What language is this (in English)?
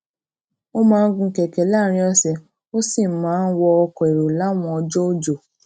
Yoruba